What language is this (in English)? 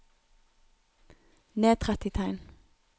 Norwegian